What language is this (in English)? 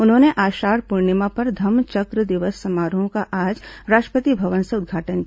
Hindi